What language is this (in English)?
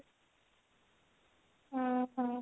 Odia